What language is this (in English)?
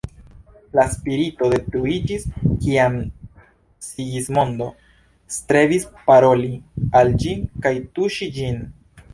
Esperanto